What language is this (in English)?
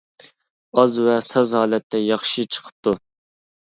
Uyghur